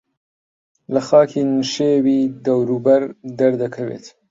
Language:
Central Kurdish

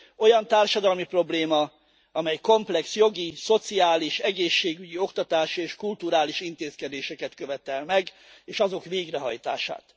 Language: Hungarian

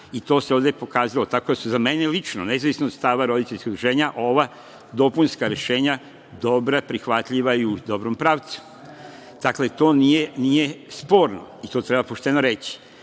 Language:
Serbian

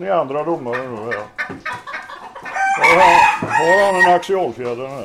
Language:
Swedish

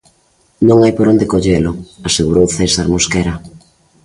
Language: Galician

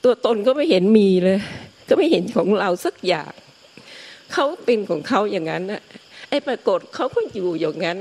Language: Thai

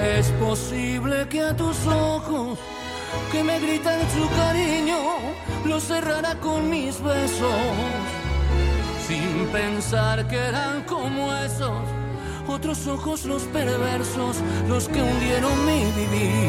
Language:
Spanish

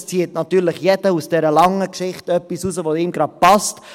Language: Swiss German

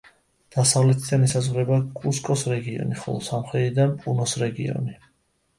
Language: Georgian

